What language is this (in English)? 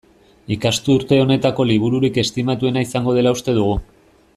Basque